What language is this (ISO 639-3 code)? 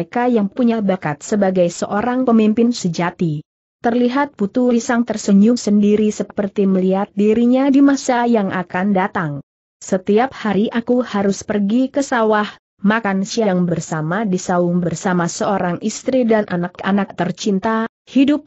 ind